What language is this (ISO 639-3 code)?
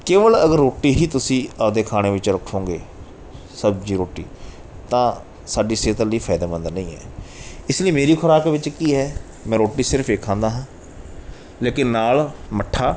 pan